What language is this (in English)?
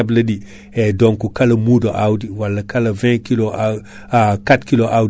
Fula